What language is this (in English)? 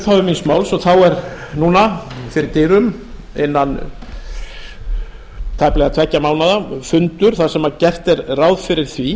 Icelandic